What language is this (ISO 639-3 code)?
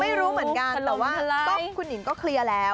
tha